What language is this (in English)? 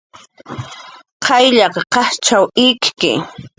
Jaqaru